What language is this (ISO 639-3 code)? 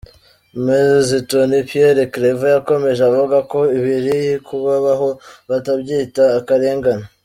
kin